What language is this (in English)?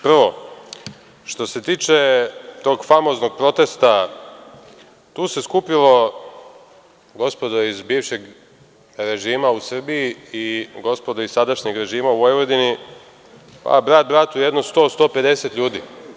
Serbian